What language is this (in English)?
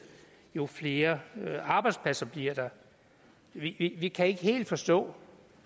Danish